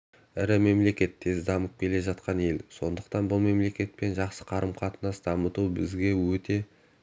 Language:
Kazakh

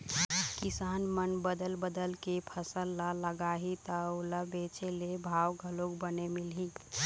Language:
Chhattisgarhi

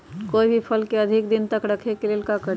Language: Magahi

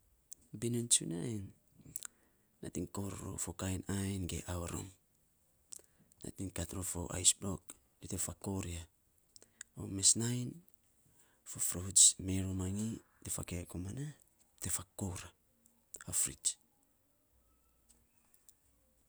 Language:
Saposa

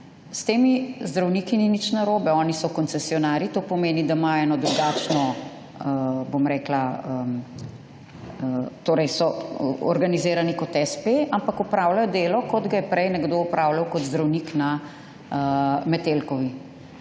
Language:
Slovenian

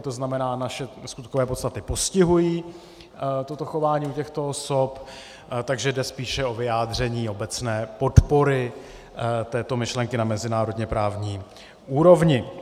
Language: Czech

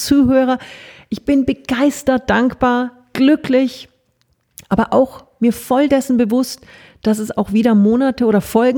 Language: German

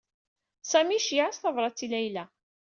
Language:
Kabyle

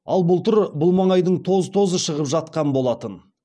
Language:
Kazakh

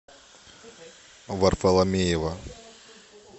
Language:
Russian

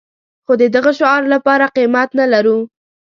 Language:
Pashto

